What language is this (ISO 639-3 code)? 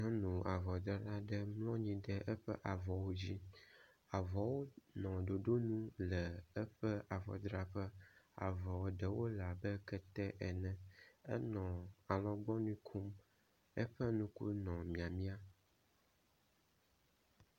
ewe